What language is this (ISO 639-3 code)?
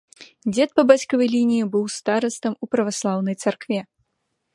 bel